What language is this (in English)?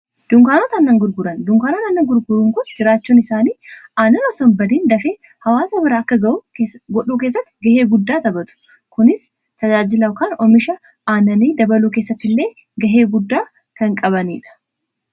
Oromo